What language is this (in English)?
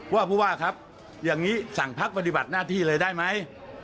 Thai